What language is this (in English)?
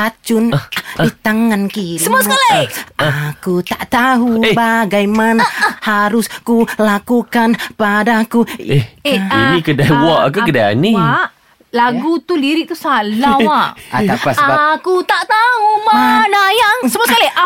Malay